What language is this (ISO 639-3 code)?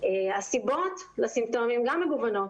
heb